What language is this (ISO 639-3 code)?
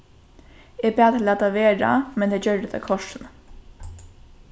fao